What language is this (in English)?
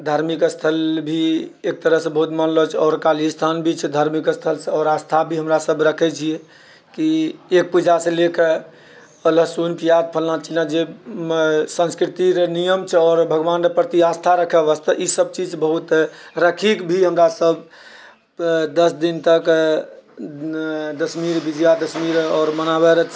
Maithili